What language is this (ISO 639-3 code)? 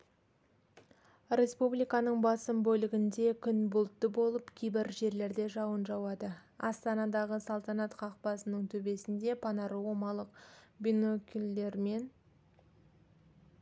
kaz